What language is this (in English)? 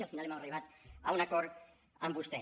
Catalan